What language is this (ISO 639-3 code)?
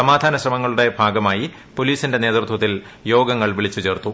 mal